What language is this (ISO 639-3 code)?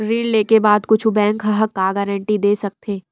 hne